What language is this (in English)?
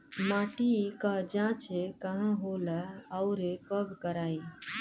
Bhojpuri